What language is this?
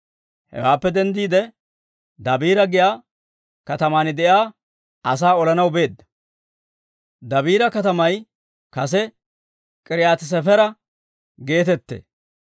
Dawro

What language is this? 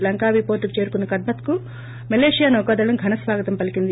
Telugu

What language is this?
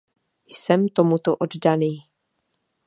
Czech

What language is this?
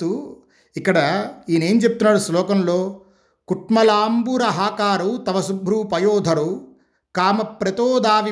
Telugu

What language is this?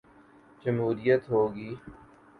Urdu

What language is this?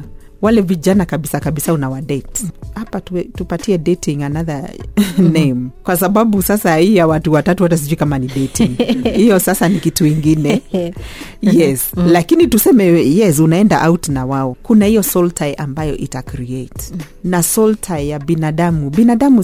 Swahili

